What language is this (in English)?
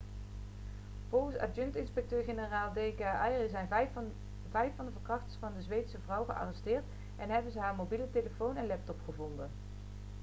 Dutch